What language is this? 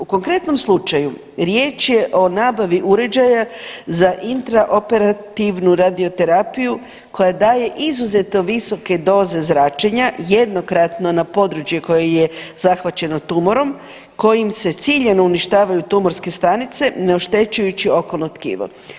Croatian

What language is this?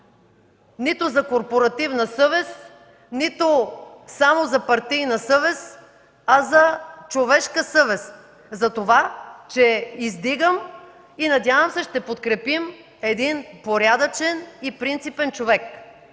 Bulgarian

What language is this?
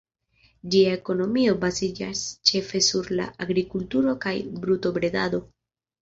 Esperanto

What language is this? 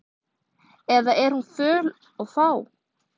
Icelandic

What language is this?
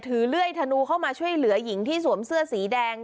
Thai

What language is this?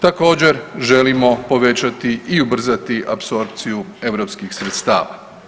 Croatian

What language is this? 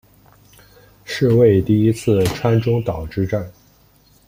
Chinese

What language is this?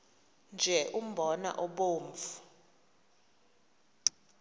Xhosa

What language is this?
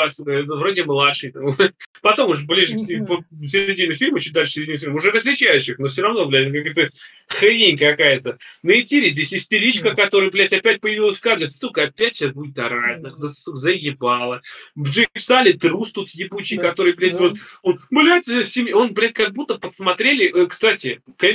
Russian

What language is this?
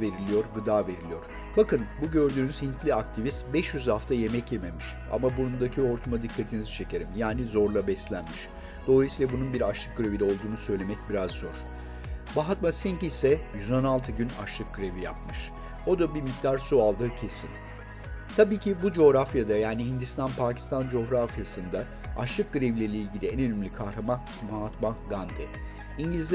Turkish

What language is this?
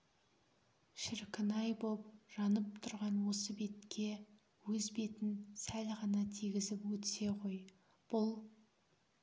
Kazakh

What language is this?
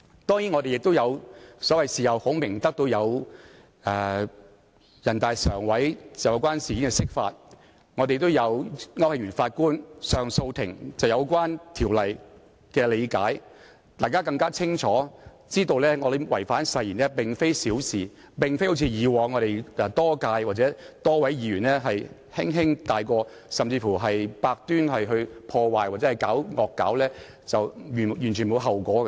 Cantonese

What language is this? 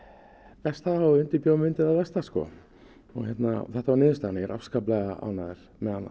Icelandic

